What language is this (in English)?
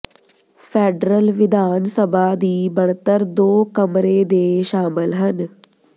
Punjabi